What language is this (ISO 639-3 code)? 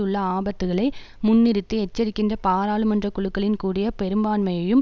tam